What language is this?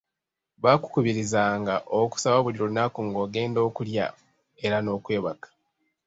Ganda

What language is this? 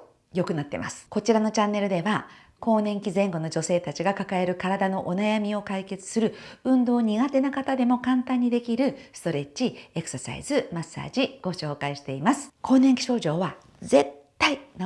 Japanese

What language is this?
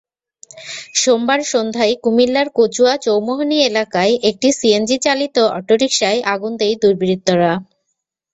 Bangla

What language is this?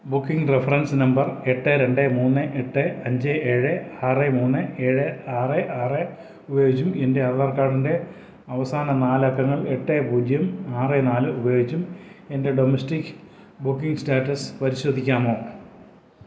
Malayalam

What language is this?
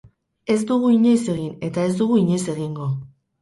Basque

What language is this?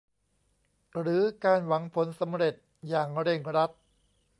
Thai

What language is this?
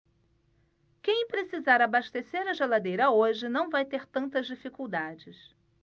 Portuguese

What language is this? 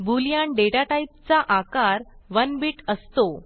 Marathi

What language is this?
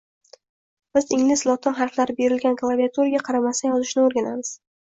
Uzbek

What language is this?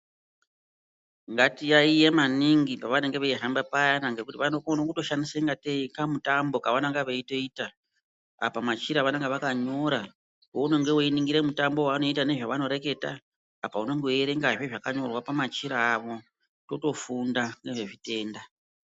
Ndau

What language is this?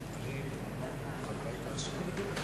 Hebrew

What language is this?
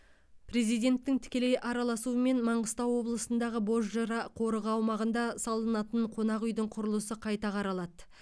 Kazakh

